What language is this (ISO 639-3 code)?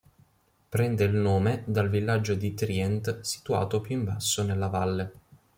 ita